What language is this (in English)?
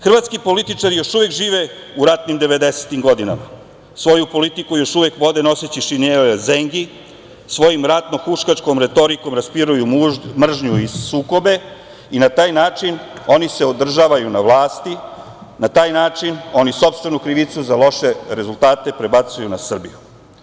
Serbian